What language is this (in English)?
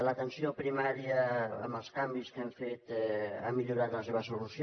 Catalan